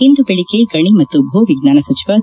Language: Kannada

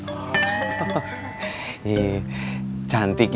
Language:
Indonesian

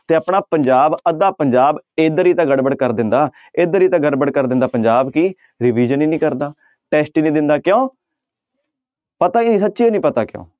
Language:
Punjabi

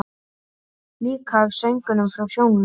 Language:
Icelandic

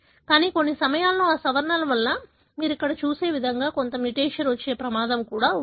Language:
Telugu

